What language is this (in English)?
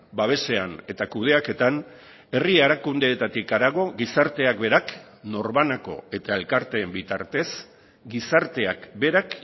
Basque